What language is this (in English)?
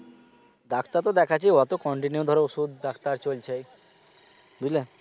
Bangla